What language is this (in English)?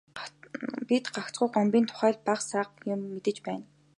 Mongolian